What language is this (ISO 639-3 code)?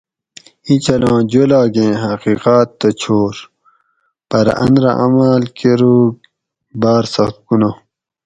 gwc